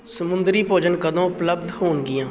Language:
Punjabi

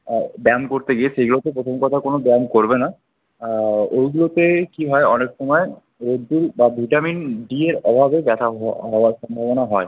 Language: Bangla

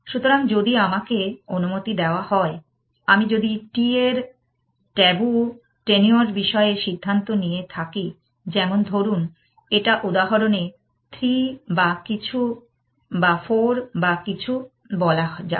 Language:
Bangla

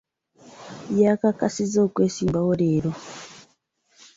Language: Ganda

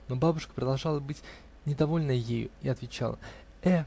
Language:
Russian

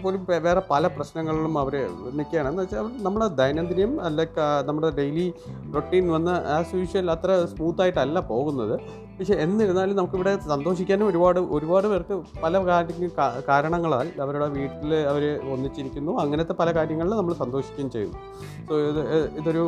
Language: Malayalam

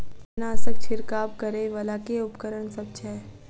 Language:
Maithili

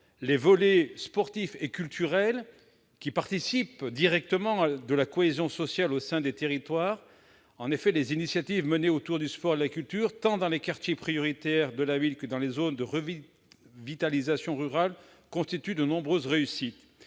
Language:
French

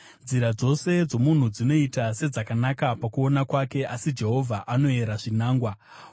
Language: Shona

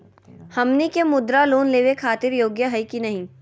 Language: Magahi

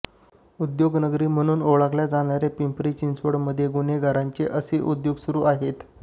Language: Marathi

